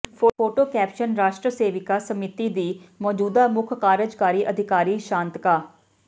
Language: Punjabi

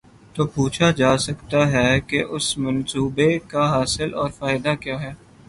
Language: Urdu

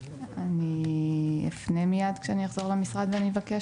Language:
Hebrew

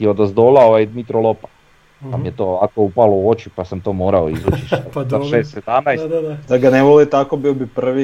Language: Croatian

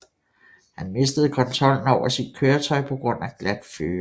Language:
Danish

